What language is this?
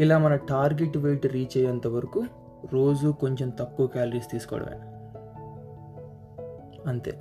Telugu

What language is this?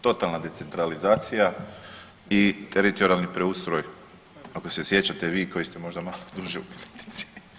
Croatian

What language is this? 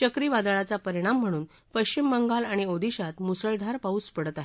Marathi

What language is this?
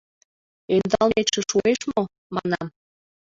Mari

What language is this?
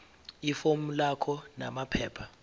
Zulu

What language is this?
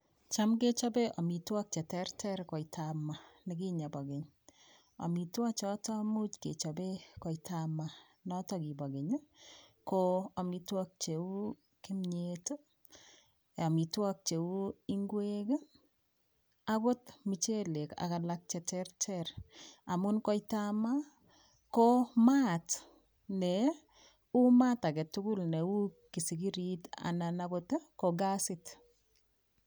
Kalenjin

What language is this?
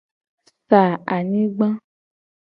Gen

